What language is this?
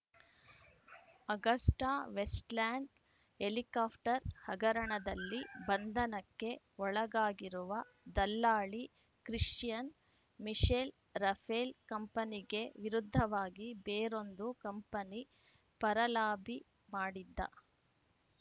Kannada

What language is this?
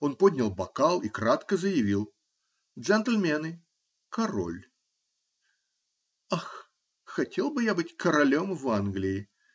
Russian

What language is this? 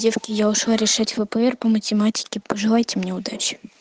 Russian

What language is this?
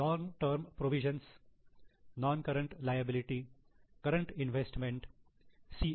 Marathi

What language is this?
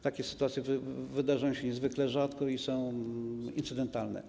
Polish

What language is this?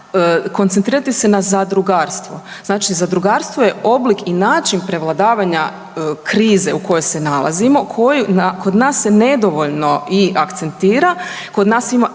Croatian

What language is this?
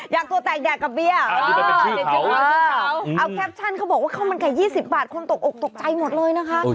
Thai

